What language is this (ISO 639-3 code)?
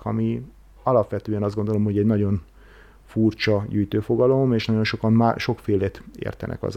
hun